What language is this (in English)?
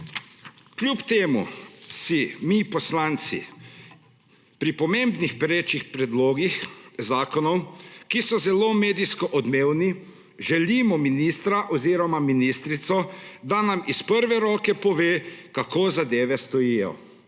Slovenian